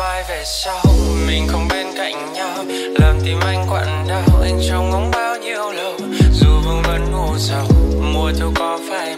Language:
Vietnamese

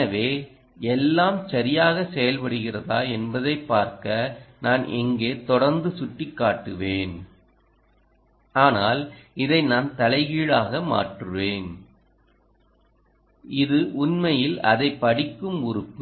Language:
Tamil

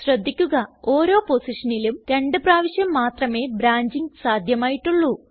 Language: Malayalam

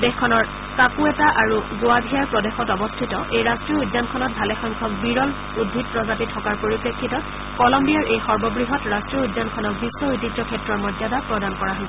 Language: Assamese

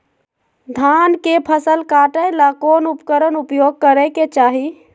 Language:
Magahi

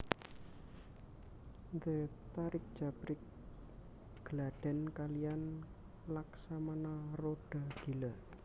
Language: Javanese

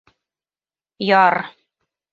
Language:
Bashkir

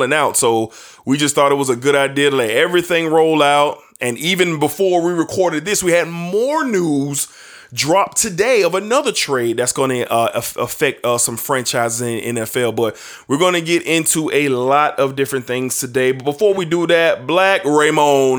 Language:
English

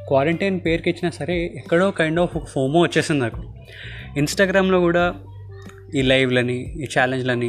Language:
Telugu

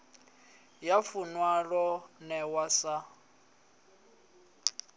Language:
Venda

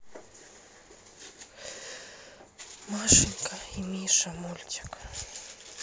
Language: Russian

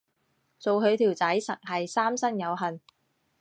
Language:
Cantonese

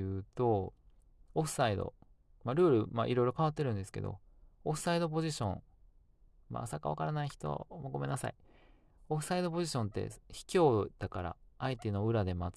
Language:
Japanese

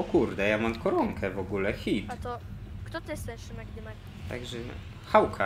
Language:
Polish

